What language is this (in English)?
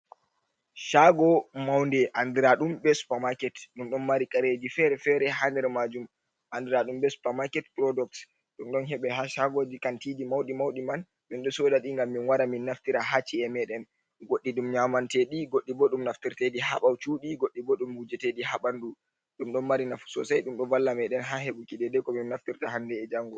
Fula